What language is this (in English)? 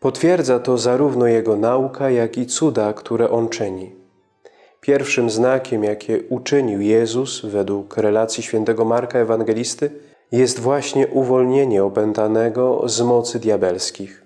Polish